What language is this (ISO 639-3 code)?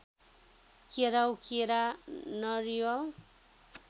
nep